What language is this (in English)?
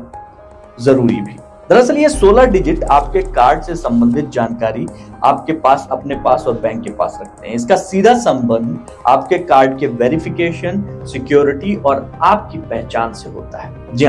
Hindi